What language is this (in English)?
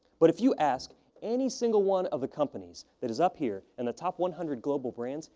English